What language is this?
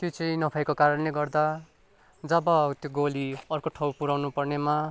Nepali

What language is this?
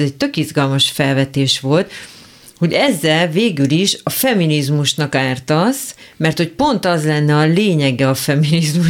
Hungarian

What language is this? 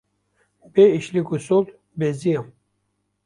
Kurdish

